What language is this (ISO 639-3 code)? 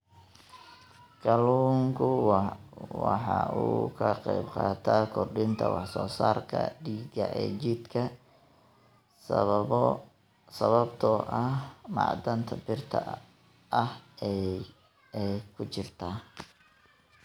som